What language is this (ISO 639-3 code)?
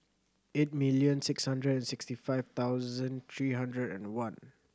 eng